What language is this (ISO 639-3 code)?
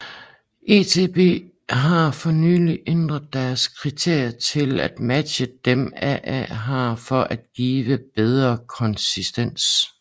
dan